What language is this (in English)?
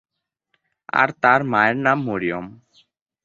Bangla